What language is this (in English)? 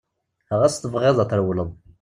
Kabyle